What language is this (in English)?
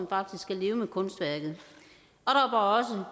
Danish